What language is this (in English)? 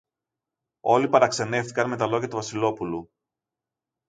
Greek